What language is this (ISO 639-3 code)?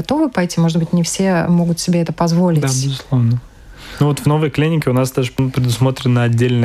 rus